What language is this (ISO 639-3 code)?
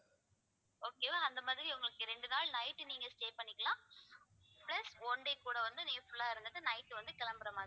tam